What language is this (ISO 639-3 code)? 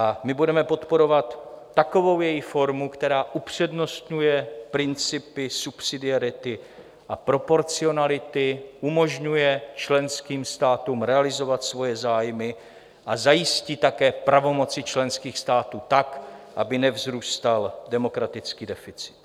ces